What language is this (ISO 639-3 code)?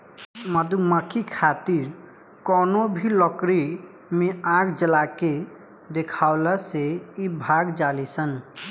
bho